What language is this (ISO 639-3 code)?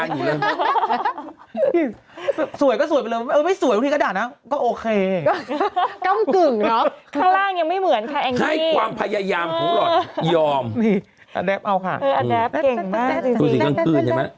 tha